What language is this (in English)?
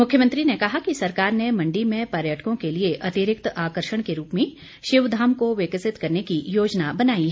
Hindi